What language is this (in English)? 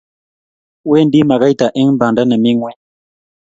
Kalenjin